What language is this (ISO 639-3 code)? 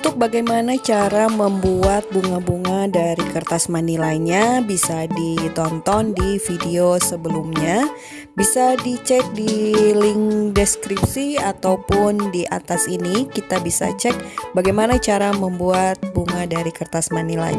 ind